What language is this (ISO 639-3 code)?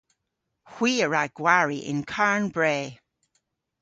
cor